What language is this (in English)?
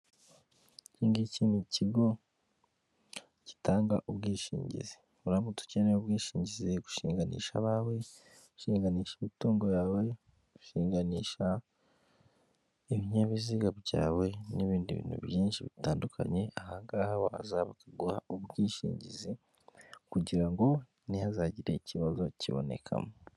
Kinyarwanda